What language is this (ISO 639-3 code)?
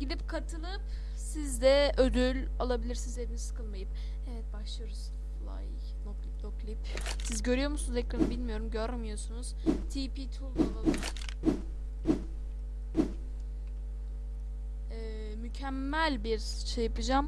tur